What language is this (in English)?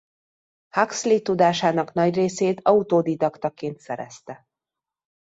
Hungarian